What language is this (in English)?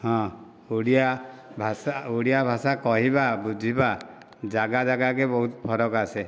Odia